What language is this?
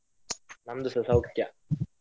Kannada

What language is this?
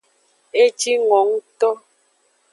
Aja (Benin)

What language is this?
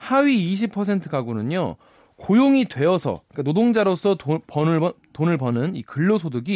Korean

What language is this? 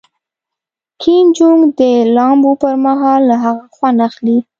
Pashto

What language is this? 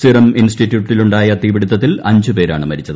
Malayalam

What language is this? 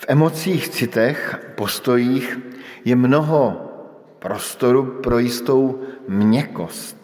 Czech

